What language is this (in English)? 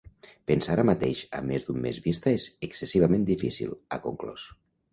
Catalan